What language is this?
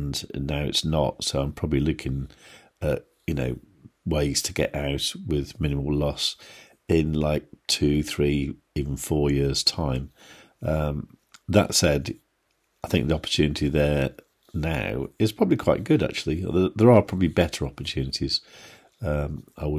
English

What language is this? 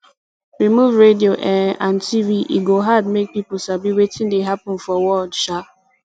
Nigerian Pidgin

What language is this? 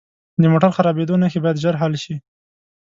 Pashto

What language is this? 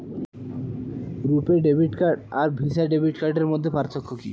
Bangla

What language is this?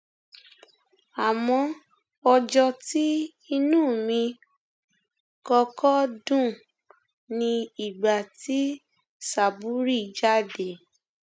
Yoruba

